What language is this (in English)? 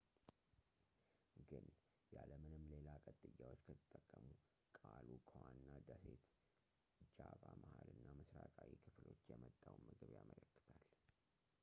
Amharic